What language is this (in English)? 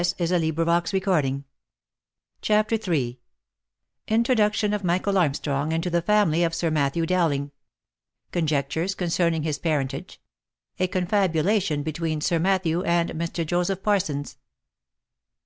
English